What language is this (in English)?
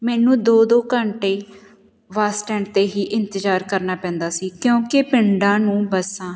Punjabi